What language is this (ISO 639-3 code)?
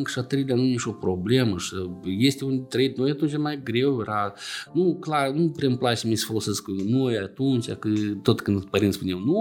ron